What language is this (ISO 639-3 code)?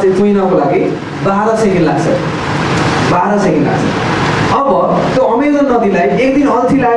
ind